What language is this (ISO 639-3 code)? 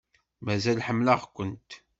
kab